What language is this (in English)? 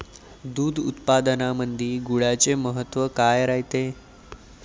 Marathi